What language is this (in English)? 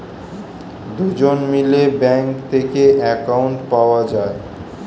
Bangla